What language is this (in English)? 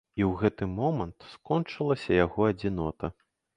Belarusian